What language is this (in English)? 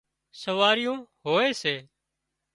Wadiyara Koli